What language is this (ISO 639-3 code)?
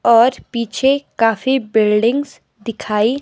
hin